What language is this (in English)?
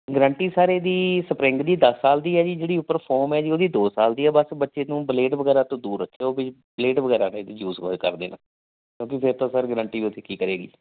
Punjabi